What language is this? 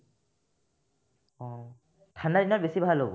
Assamese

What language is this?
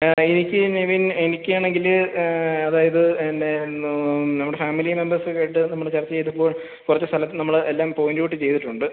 Malayalam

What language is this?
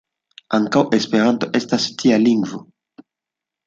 Esperanto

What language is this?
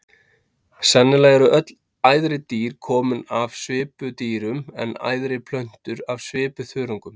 Icelandic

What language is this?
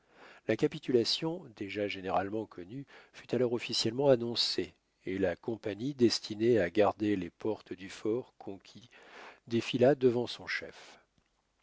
French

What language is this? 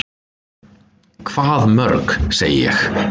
Icelandic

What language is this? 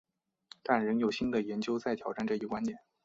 Chinese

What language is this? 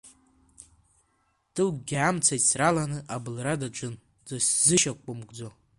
Abkhazian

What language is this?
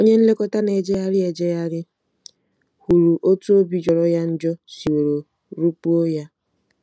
Igbo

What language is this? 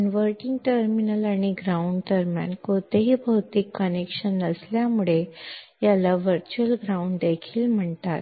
Marathi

